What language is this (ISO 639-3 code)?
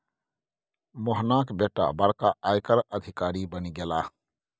mai